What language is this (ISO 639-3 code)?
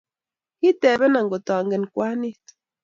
kln